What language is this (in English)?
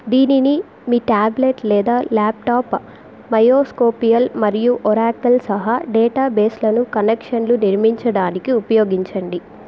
Telugu